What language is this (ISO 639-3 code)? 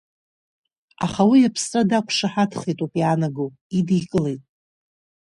abk